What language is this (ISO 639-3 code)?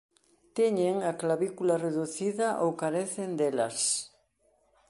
glg